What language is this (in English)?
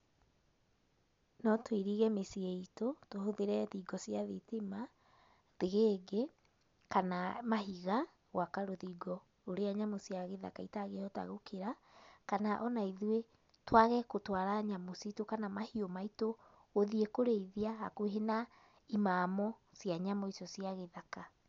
Kikuyu